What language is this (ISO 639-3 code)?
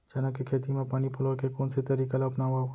hne